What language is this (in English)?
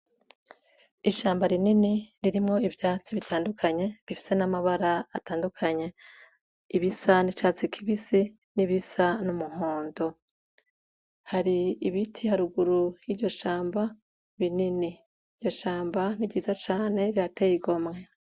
Rundi